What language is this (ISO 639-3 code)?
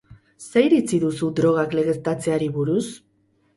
eus